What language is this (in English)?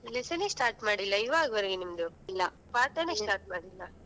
Kannada